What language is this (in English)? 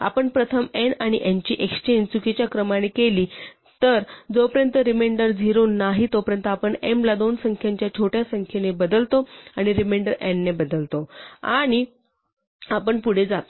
Marathi